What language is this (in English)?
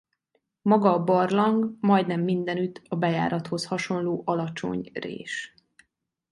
Hungarian